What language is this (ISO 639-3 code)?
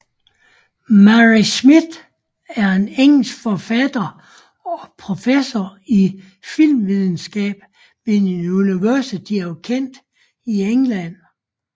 dan